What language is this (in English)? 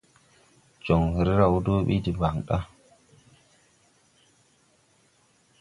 Tupuri